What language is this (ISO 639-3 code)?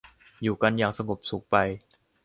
tha